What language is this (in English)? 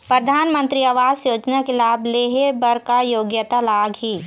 Chhattisgarhi